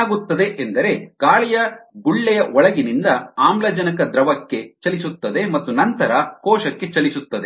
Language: Kannada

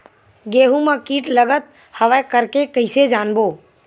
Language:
Chhattisgarhi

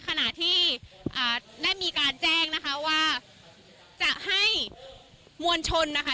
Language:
Thai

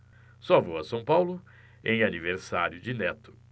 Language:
Portuguese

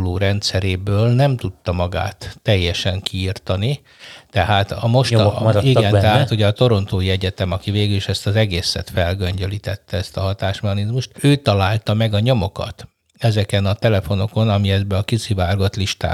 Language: Hungarian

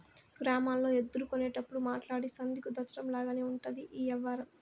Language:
Telugu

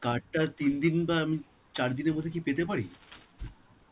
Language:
Bangla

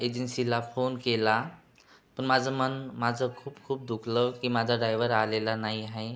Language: Marathi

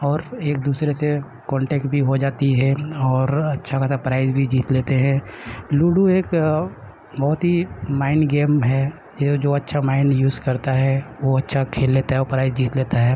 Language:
Urdu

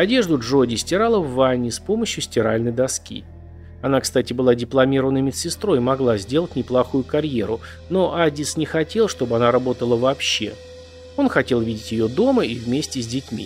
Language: Russian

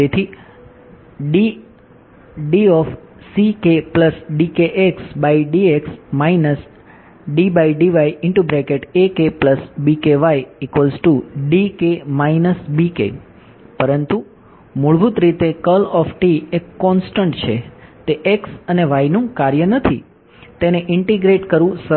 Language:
Gujarati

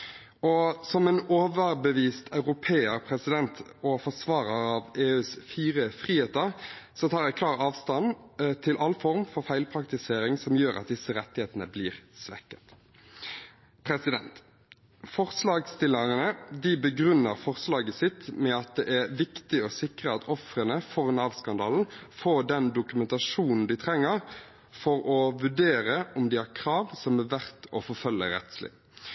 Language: Norwegian Bokmål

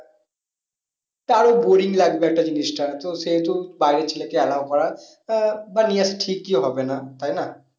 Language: Bangla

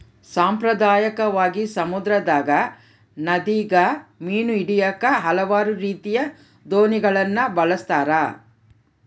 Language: Kannada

